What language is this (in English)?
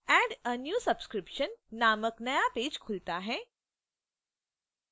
Hindi